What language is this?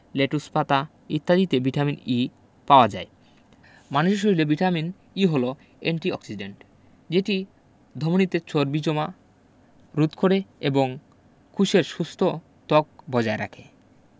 Bangla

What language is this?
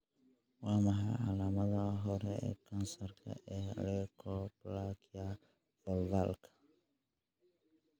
Somali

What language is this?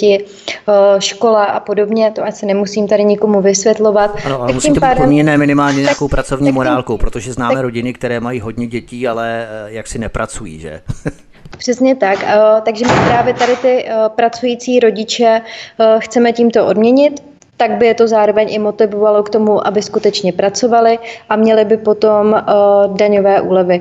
Czech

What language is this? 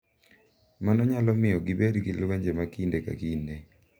Luo (Kenya and Tanzania)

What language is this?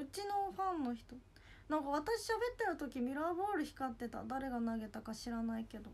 Japanese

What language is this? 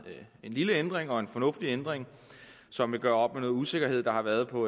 Danish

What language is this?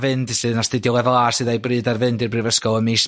Welsh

